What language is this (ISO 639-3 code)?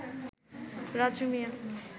ben